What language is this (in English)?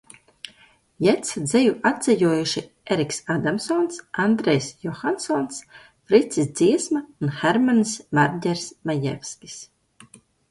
Latvian